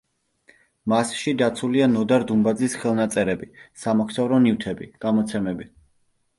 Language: Georgian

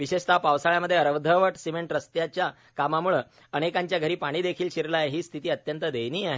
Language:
Marathi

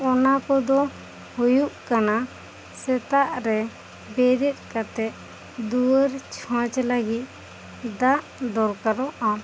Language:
Santali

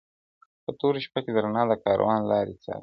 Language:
Pashto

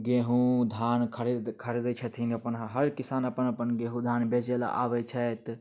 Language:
Maithili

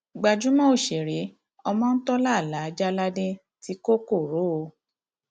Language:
Yoruba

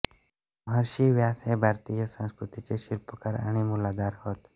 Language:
Marathi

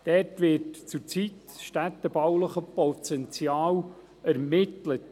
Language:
Swiss German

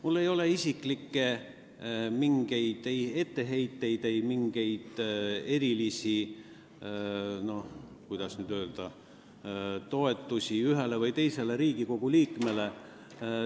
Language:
Estonian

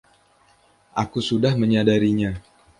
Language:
Indonesian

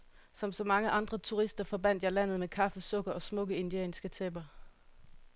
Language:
Danish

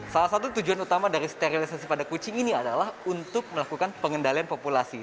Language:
Indonesian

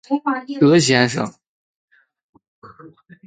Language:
Chinese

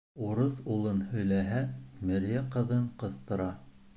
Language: Bashkir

